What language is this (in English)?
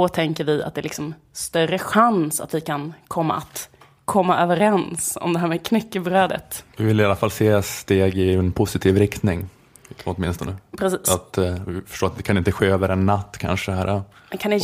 Swedish